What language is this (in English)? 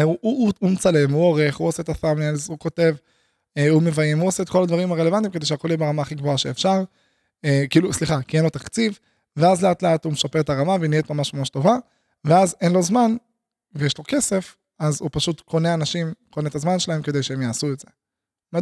Hebrew